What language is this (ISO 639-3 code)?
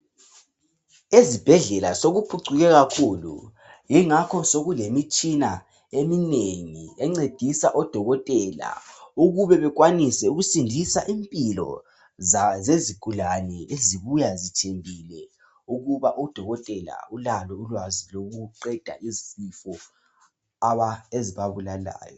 nde